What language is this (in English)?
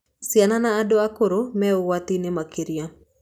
Kikuyu